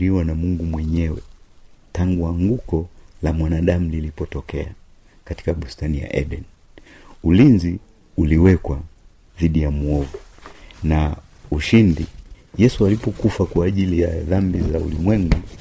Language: Swahili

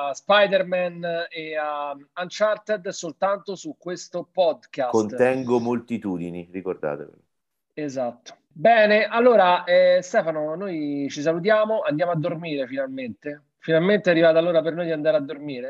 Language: Italian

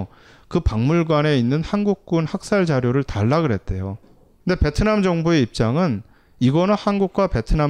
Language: Korean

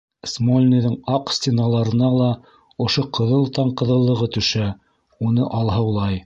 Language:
Bashkir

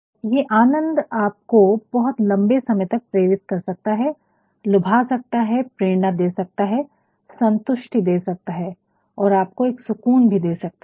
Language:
Hindi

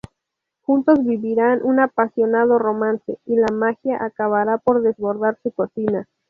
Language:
Spanish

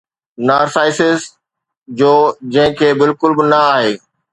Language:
Sindhi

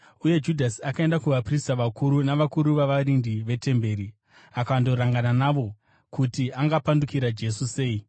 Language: Shona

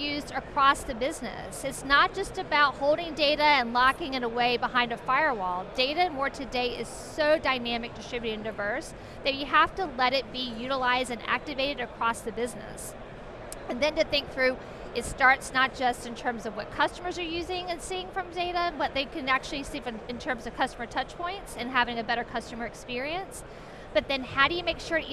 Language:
English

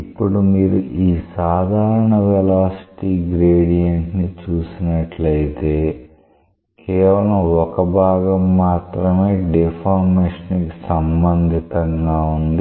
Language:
Telugu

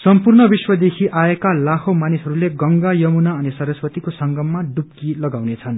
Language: Nepali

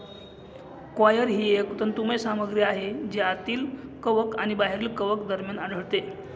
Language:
Marathi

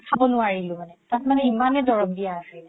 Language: Assamese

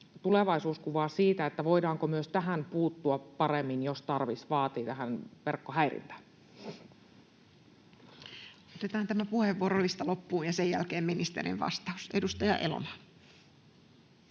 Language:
Finnish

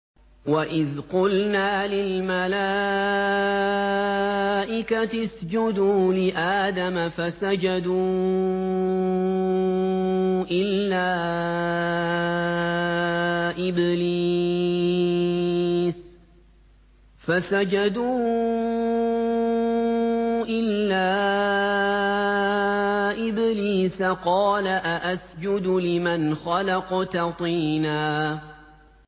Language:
Arabic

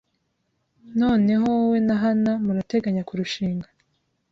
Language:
Kinyarwanda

